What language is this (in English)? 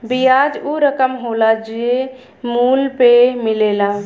Bhojpuri